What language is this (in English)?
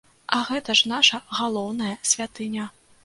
Belarusian